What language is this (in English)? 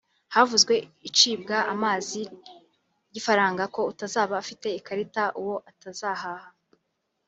Kinyarwanda